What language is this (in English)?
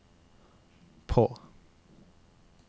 Norwegian